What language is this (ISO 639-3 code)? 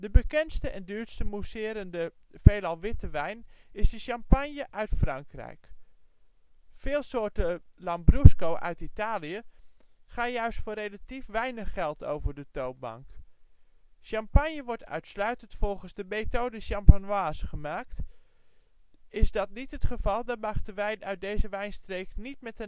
nld